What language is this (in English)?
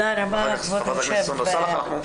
Hebrew